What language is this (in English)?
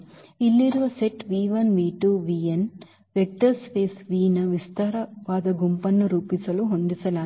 Kannada